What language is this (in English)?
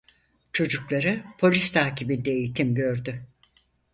Turkish